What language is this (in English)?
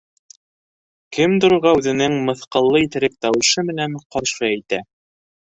Bashkir